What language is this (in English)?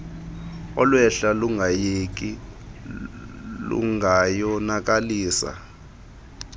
Xhosa